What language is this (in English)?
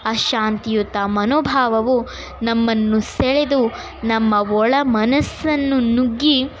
Kannada